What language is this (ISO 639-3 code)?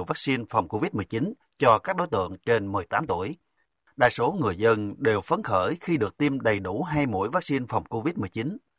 vie